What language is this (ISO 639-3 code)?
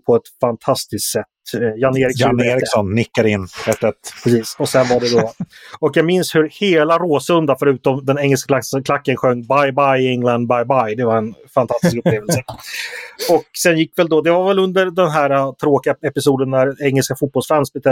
swe